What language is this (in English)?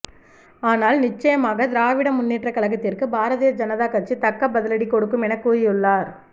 Tamil